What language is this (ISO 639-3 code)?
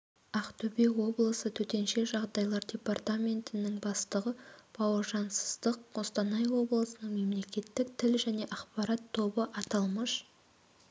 kaz